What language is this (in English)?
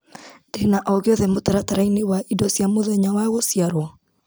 Kikuyu